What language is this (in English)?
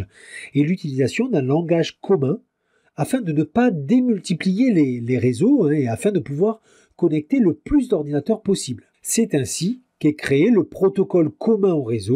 French